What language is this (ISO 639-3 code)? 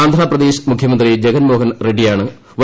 mal